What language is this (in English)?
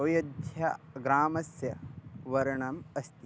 Sanskrit